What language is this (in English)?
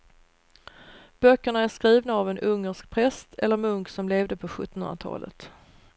Swedish